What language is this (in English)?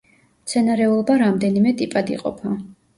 Georgian